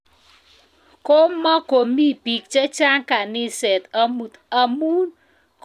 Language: Kalenjin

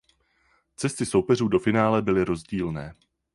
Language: Czech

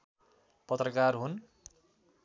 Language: Nepali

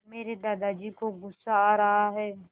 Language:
Hindi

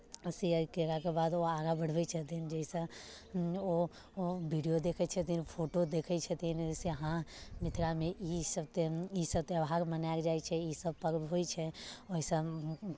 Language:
Maithili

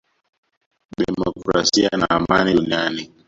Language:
Swahili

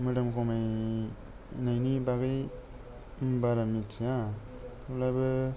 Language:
Bodo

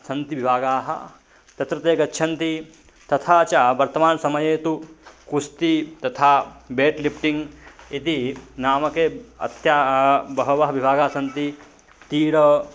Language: Sanskrit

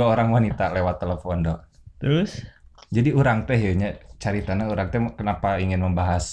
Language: Indonesian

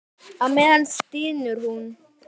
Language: Icelandic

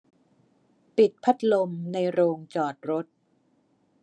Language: Thai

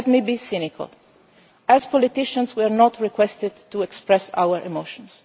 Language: English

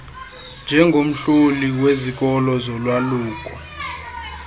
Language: Xhosa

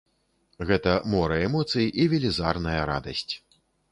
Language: Belarusian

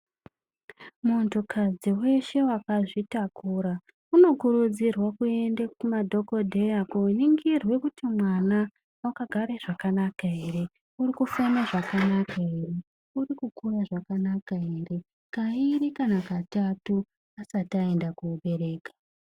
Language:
Ndau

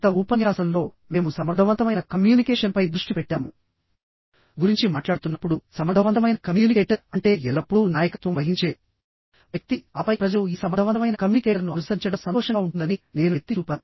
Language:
Telugu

